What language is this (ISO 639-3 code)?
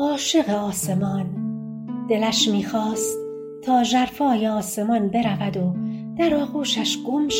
fas